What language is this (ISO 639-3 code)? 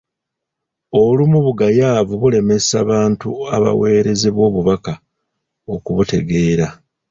lug